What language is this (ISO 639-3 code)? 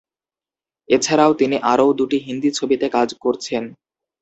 ben